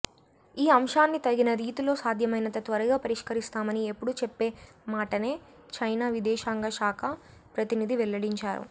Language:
Telugu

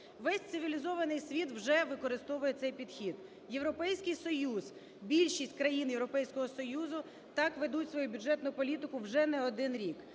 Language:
Ukrainian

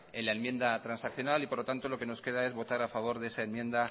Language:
Spanish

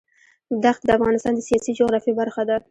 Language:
Pashto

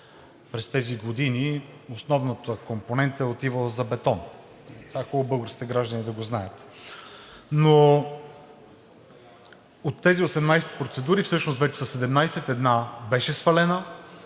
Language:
Bulgarian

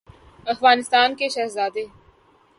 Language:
Urdu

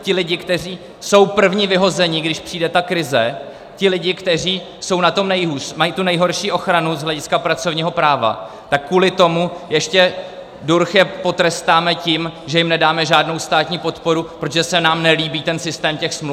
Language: Czech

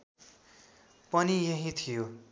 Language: Nepali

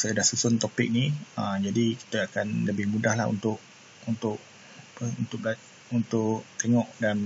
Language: Malay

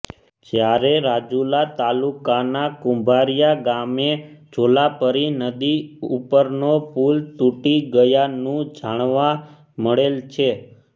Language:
Gujarati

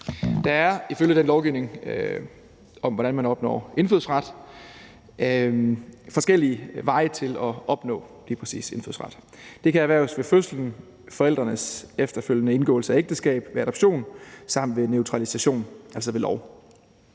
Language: Danish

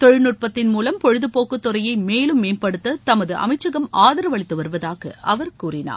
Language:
Tamil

